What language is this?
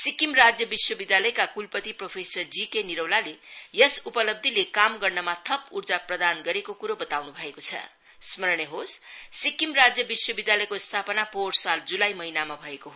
Nepali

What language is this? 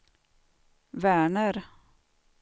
Swedish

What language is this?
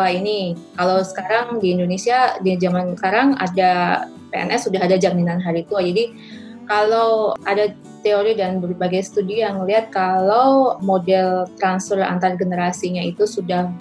Indonesian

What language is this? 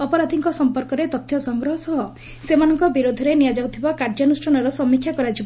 Odia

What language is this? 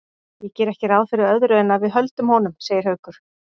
Icelandic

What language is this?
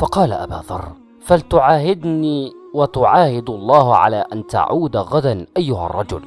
Arabic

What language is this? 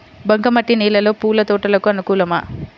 Telugu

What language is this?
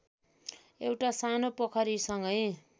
Nepali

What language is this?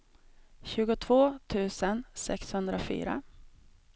Swedish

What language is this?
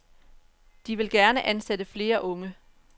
Danish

